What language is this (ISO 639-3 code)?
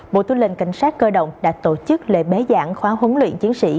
vie